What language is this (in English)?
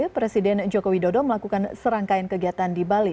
Indonesian